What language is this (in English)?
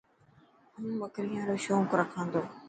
Dhatki